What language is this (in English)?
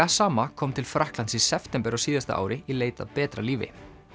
Icelandic